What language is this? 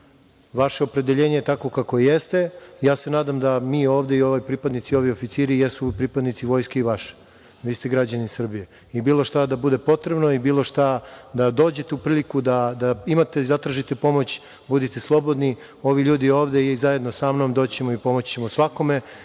Serbian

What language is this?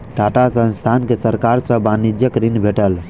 Maithili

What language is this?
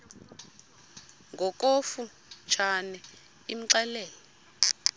Xhosa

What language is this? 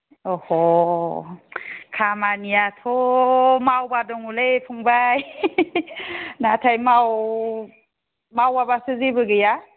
Bodo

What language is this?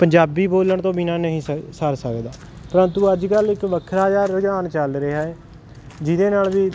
Punjabi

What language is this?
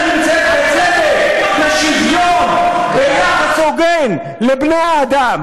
Hebrew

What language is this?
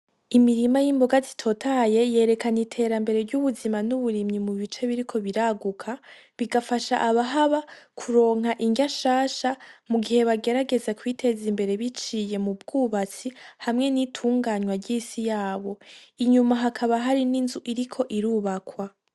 Rundi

